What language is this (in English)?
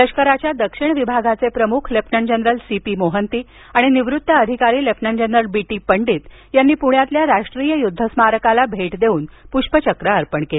Marathi